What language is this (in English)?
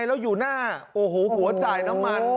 Thai